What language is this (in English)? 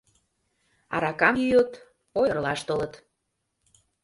Mari